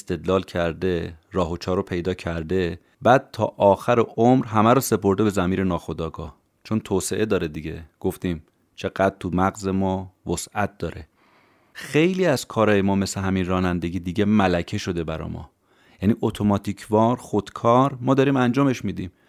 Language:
Persian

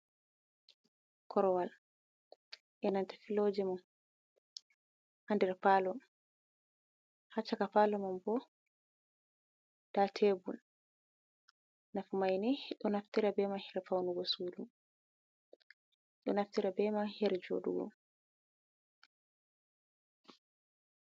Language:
Fula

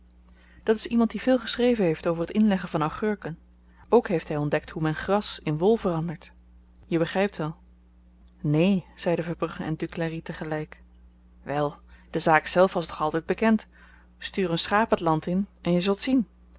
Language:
Dutch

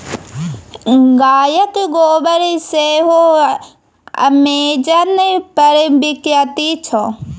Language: Maithili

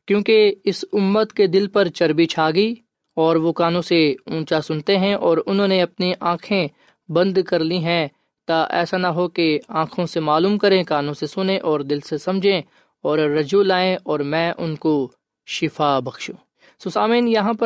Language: Urdu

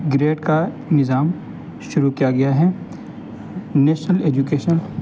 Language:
Urdu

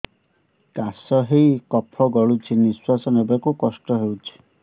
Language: Odia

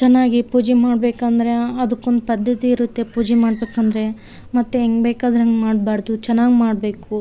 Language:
Kannada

